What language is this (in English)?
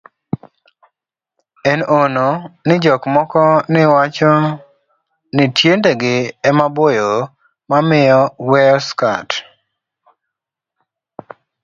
Luo (Kenya and Tanzania)